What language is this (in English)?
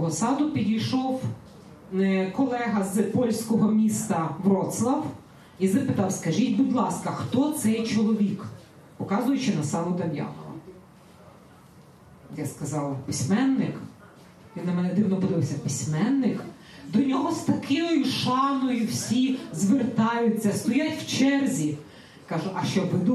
Ukrainian